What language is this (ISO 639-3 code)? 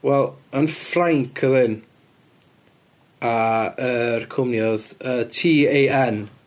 cym